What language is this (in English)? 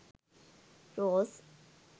Sinhala